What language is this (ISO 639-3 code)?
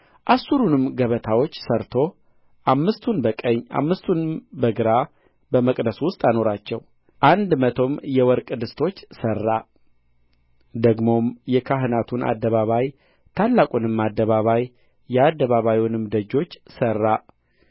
amh